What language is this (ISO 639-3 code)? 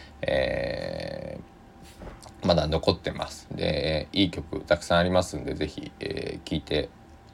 jpn